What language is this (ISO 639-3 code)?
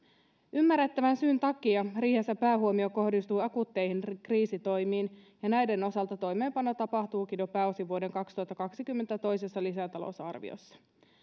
fin